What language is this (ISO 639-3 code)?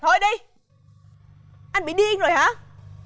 vie